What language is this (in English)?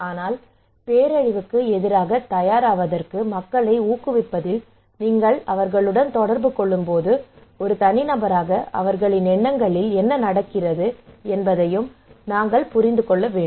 Tamil